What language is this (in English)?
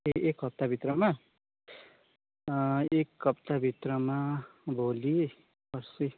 Nepali